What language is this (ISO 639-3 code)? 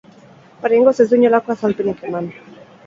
eus